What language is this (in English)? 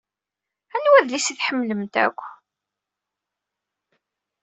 Kabyle